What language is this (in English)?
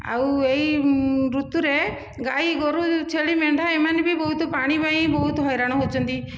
Odia